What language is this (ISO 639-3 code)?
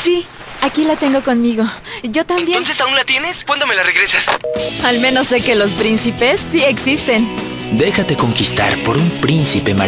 spa